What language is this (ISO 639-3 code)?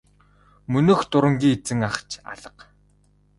mon